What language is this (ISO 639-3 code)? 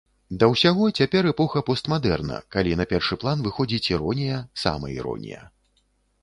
bel